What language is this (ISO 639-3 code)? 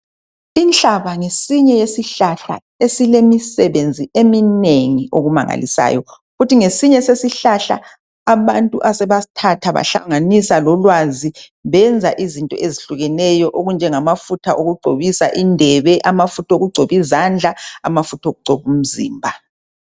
nde